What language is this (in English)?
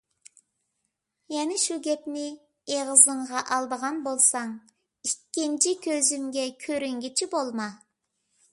Uyghur